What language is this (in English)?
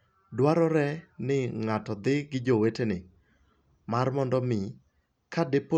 Luo (Kenya and Tanzania)